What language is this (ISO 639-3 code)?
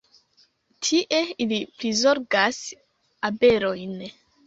epo